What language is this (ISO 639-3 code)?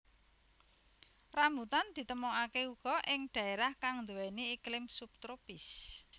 jav